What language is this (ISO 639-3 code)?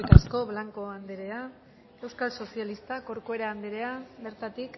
eus